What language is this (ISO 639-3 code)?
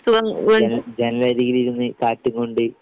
mal